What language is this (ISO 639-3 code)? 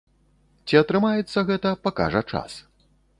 bel